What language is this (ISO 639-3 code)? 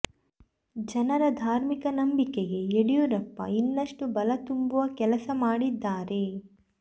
kan